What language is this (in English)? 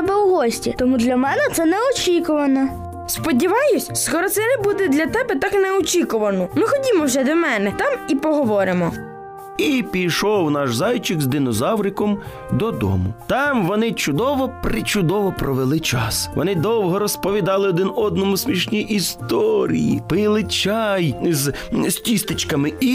Ukrainian